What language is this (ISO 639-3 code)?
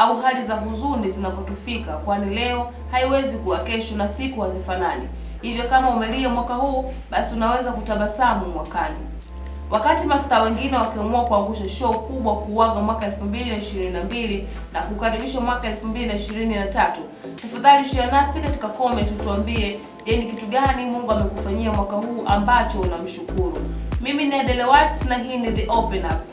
swa